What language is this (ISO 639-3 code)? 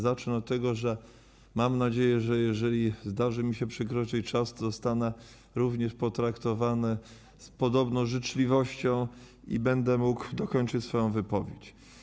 pol